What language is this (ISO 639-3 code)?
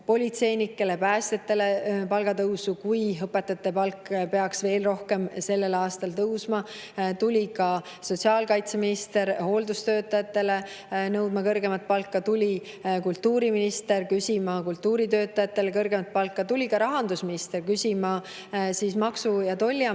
est